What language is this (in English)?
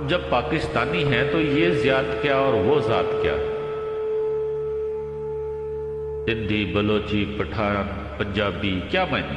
Urdu